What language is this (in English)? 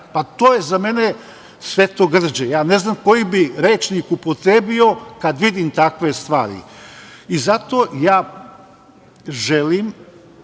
Serbian